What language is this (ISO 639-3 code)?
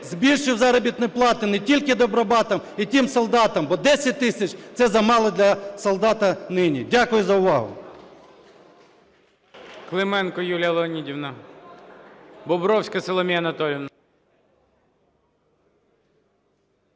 ukr